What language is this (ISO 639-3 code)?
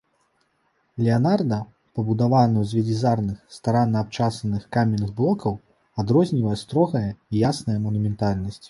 bel